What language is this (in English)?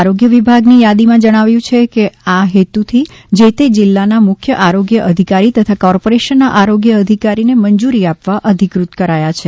Gujarati